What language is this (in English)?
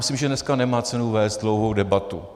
Czech